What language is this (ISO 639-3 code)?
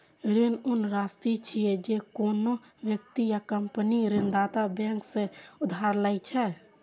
mai